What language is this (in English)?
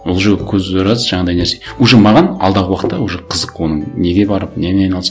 Kazakh